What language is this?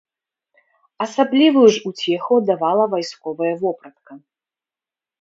Belarusian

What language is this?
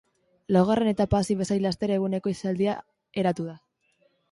Basque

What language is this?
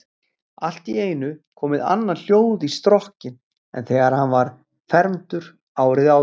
Icelandic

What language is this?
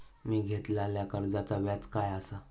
Marathi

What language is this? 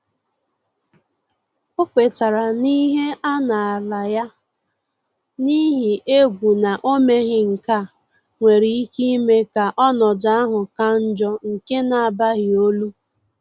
Igbo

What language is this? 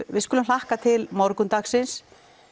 Icelandic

